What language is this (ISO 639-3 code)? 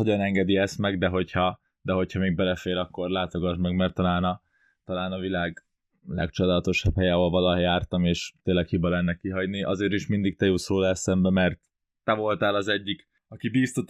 hun